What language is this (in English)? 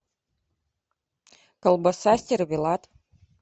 Russian